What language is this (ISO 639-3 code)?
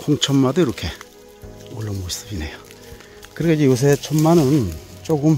kor